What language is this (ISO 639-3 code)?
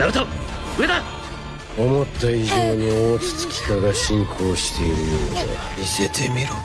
jpn